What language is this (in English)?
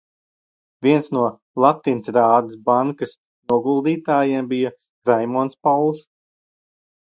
Latvian